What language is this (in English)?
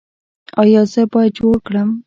Pashto